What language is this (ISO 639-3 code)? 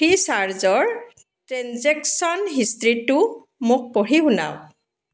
asm